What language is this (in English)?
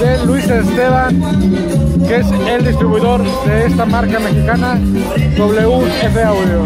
Spanish